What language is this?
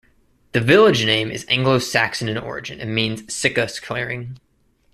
English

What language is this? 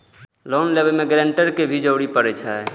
Maithili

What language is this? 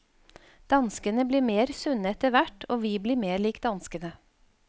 Norwegian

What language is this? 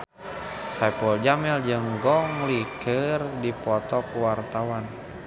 Sundanese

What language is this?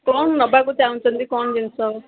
Odia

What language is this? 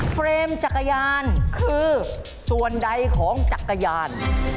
Thai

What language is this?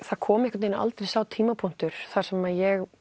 Icelandic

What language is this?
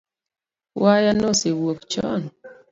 Luo (Kenya and Tanzania)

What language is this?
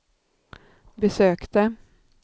Swedish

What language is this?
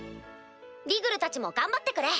Japanese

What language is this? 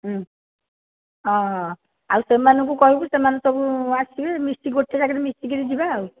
Odia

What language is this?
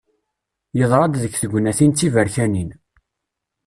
Kabyle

